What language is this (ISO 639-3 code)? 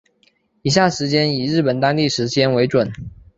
zho